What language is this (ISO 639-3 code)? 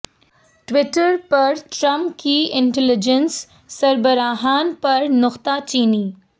urd